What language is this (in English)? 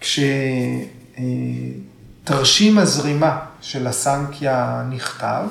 Hebrew